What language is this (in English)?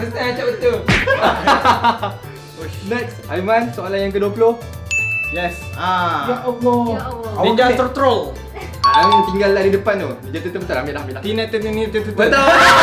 Malay